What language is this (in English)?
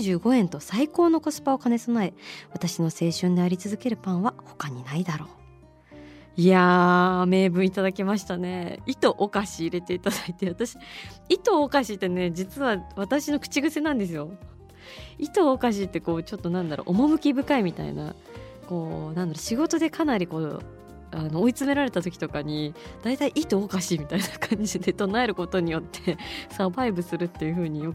Japanese